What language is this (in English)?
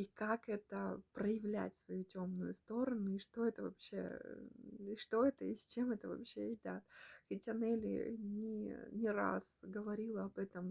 Russian